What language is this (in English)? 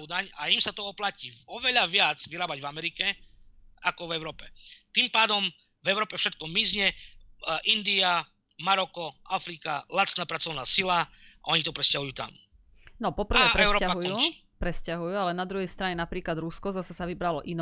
Slovak